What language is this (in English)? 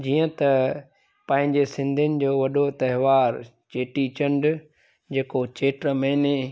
Sindhi